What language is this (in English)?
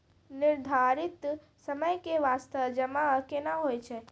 Maithili